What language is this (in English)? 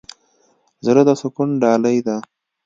Pashto